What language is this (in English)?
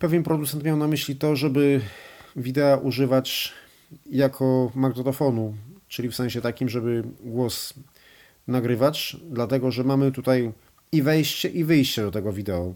Polish